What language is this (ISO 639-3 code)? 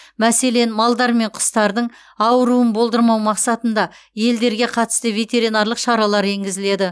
kaz